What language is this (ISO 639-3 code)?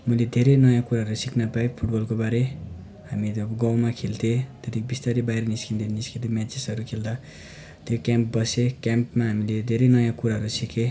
nep